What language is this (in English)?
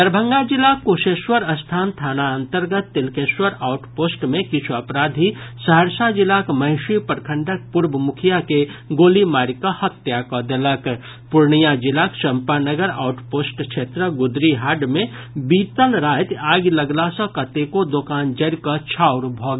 Maithili